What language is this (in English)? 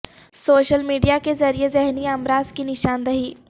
Urdu